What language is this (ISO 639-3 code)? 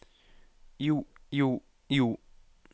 nor